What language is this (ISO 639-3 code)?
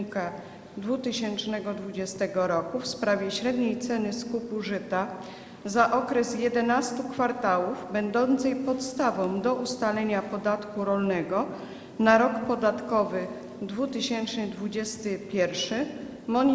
pol